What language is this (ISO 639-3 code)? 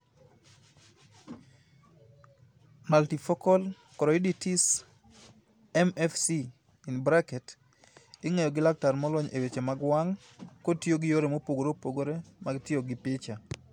luo